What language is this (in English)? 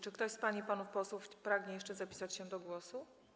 Polish